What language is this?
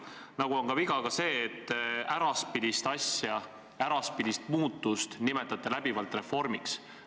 Estonian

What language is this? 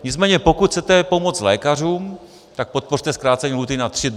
Czech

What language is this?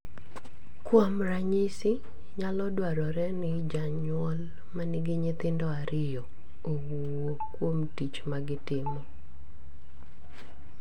Luo (Kenya and Tanzania)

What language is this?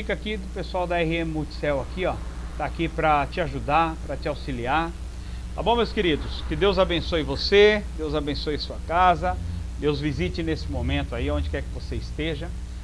Portuguese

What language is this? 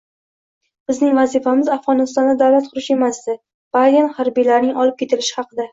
Uzbek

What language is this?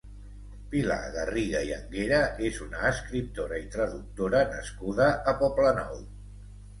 Catalan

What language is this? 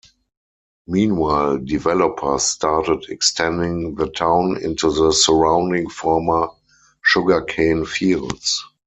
English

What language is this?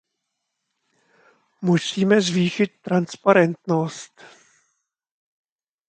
Czech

